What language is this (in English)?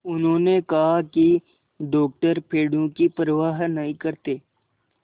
Hindi